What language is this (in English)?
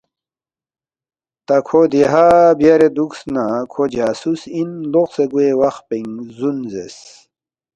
Balti